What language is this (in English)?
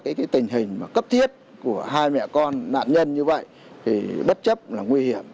Vietnamese